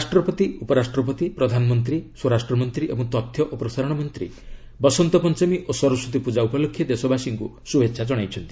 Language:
Odia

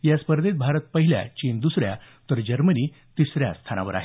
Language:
Marathi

